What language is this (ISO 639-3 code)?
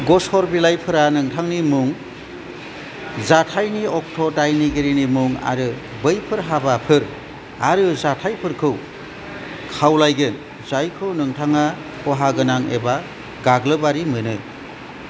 brx